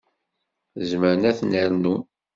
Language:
Kabyle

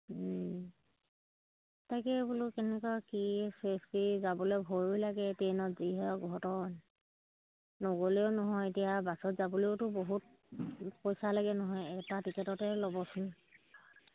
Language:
Assamese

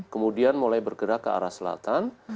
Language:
Indonesian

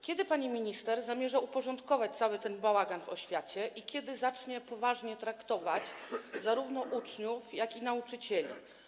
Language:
Polish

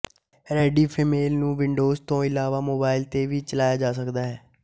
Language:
Punjabi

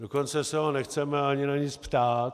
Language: Czech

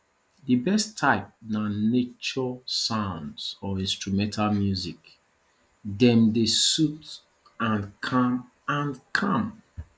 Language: Nigerian Pidgin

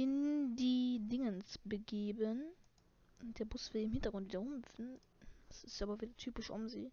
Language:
German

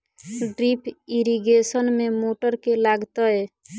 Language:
Maithili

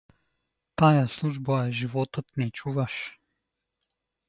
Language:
Bulgarian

